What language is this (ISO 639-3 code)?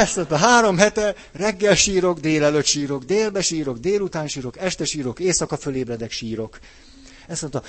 hun